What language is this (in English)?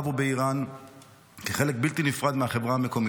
Hebrew